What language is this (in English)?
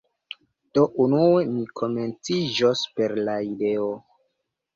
Esperanto